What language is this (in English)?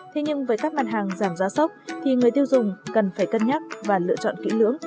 Vietnamese